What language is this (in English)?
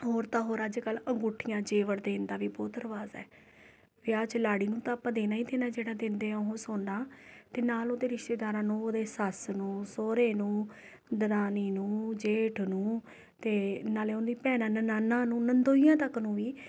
Punjabi